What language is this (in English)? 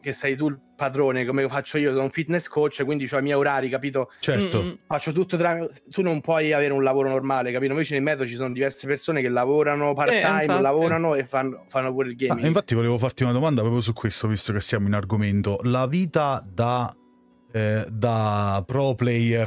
Italian